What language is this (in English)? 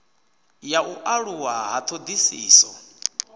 Venda